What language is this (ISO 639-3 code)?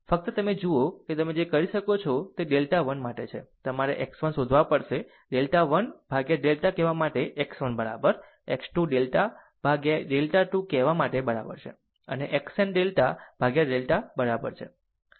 guj